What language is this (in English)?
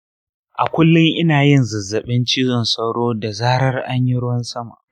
Hausa